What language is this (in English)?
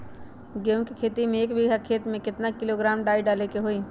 Magahi